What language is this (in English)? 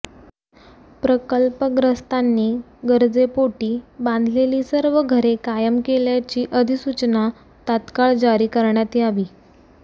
Marathi